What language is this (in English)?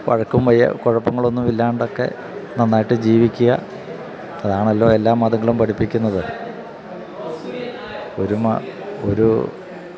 Malayalam